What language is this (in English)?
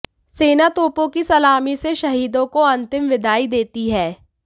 Hindi